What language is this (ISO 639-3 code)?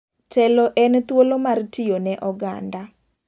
luo